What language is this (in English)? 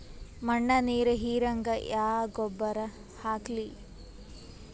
Kannada